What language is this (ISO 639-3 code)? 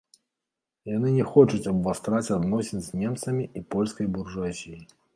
bel